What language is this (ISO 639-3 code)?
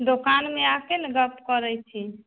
mai